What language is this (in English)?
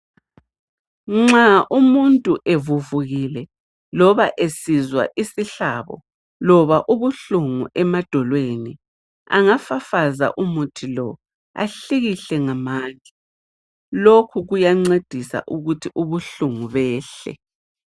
North Ndebele